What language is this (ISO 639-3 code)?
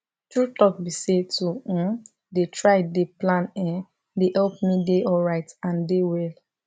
pcm